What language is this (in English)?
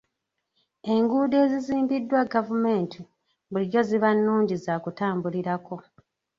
Ganda